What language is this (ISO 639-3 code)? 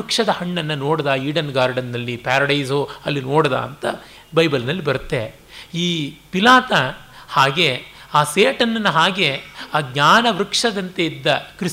kan